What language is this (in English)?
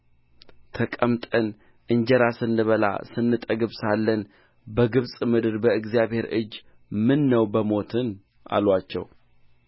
Amharic